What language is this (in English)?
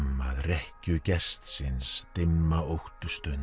Icelandic